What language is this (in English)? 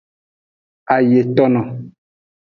Aja (Benin)